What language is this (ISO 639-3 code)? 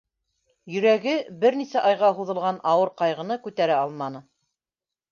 bak